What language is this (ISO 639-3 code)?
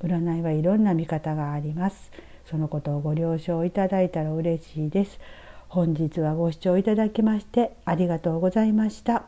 jpn